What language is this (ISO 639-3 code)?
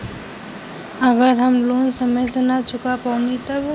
bho